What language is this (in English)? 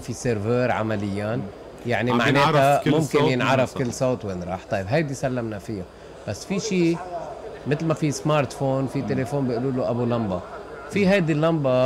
Arabic